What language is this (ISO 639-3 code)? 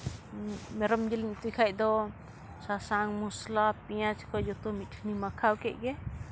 sat